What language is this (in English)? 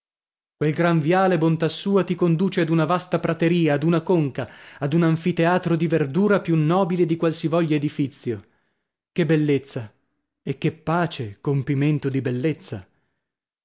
Italian